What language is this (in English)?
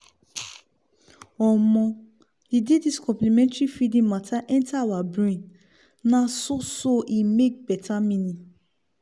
Nigerian Pidgin